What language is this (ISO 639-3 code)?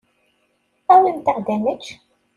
kab